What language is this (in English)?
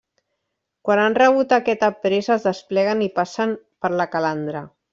Catalan